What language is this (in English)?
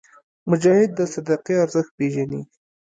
Pashto